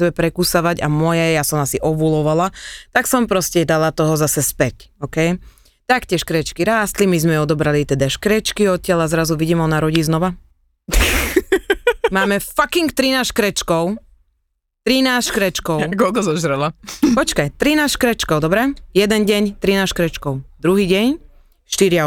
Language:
Slovak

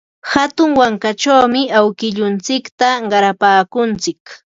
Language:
Ambo-Pasco Quechua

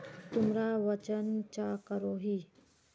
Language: Magahi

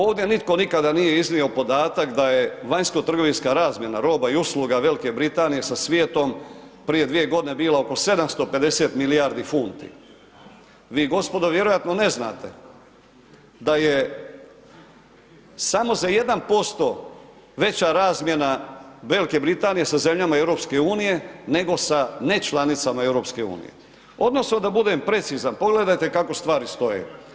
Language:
Croatian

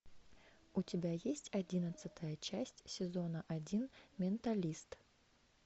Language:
Russian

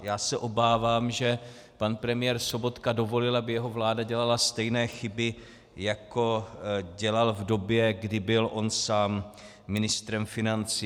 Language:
Czech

